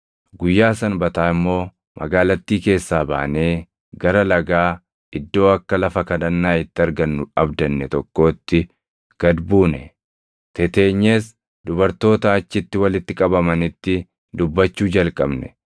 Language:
Oromo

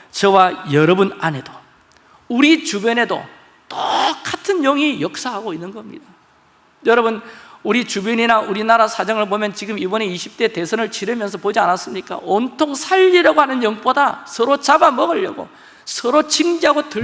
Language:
Korean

